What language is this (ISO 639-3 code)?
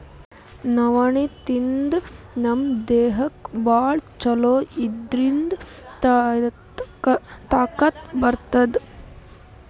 kan